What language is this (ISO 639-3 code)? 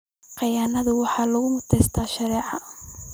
som